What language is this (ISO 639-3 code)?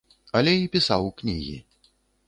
bel